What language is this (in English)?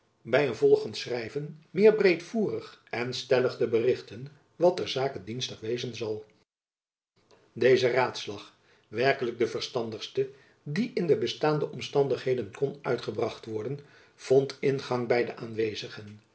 Dutch